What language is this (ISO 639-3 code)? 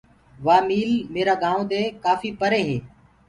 ggg